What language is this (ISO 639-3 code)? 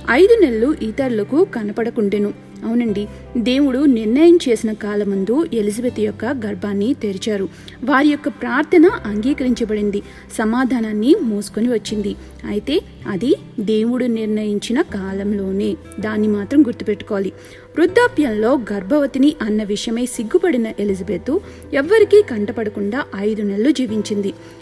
tel